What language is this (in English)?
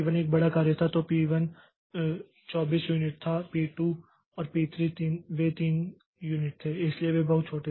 Hindi